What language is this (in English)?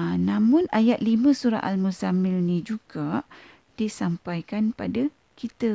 Malay